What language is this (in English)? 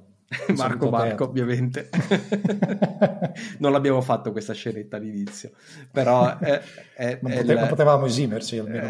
Italian